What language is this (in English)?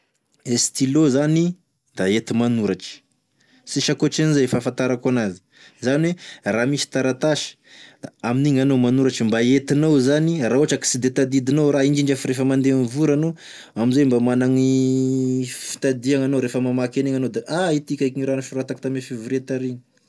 Tesaka Malagasy